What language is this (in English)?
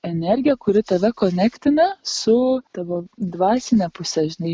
Lithuanian